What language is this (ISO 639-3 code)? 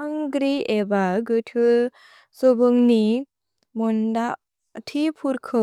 brx